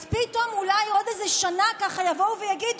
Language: Hebrew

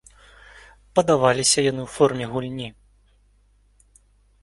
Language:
Belarusian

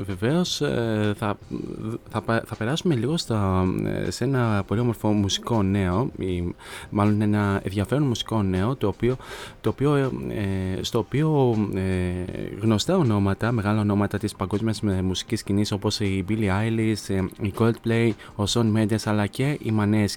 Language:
Greek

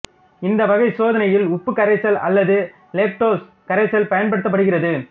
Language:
Tamil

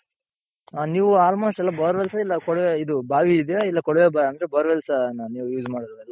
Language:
Kannada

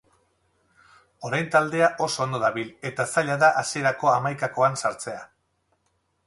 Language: Basque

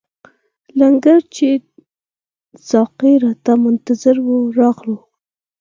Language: Pashto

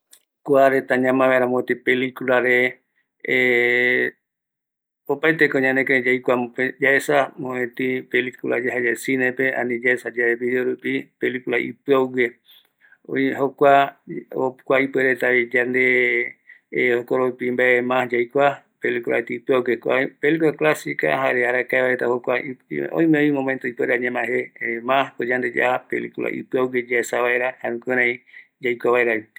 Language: Eastern Bolivian Guaraní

